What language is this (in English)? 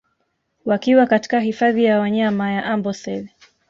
Swahili